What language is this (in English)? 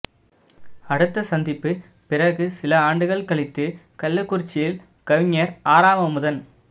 Tamil